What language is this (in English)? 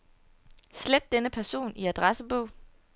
Danish